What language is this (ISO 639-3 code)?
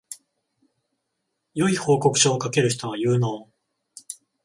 jpn